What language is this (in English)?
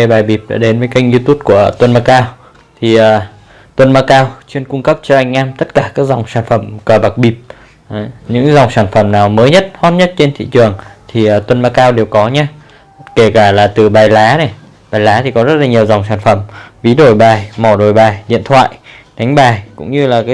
Vietnamese